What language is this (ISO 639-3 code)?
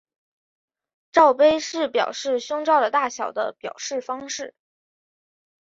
zho